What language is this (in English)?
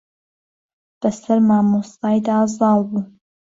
Central Kurdish